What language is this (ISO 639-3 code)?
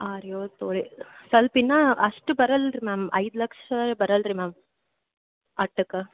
kan